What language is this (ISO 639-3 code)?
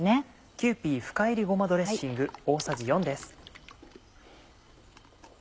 jpn